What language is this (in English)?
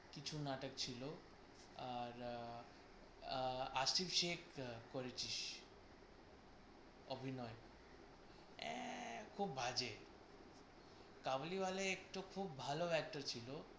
Bangla